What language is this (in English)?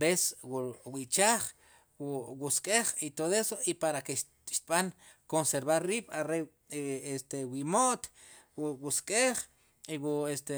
Sipacapense